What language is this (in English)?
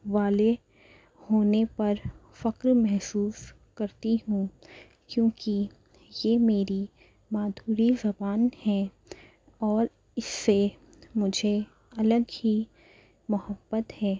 Urdu